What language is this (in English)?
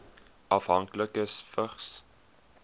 Afrikaans